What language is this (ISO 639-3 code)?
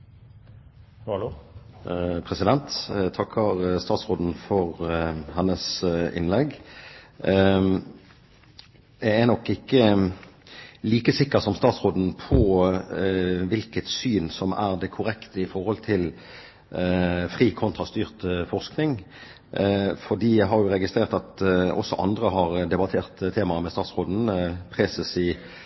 nob